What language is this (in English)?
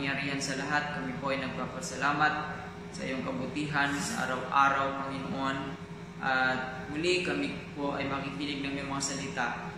Filipino